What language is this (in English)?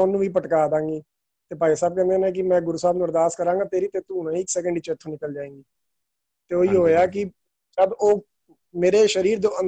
Punjabi